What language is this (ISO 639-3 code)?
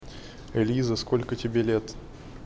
rus